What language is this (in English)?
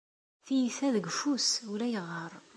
Kabyle